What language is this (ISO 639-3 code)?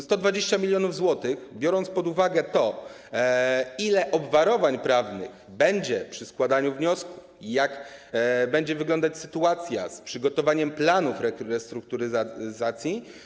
pol